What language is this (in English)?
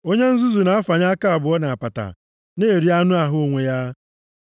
Igbo